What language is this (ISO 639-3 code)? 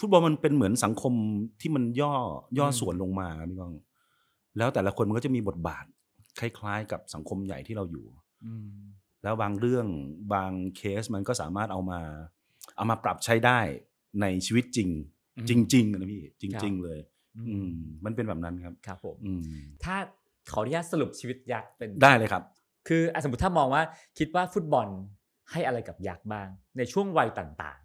tha